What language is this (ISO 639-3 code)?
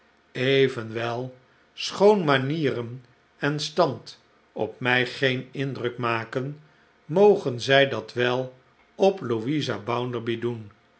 nld